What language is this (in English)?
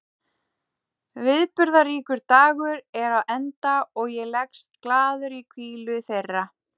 Icelandic